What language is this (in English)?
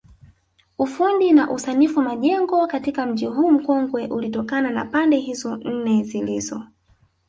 Swahili